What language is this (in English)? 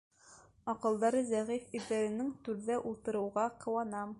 Bashkir